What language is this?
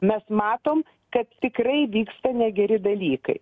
Lithuanian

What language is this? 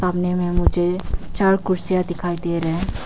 Hindi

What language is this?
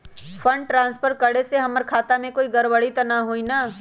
Magahi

